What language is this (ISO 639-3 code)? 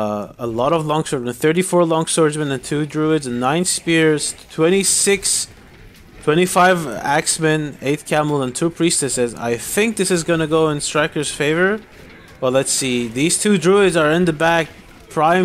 eng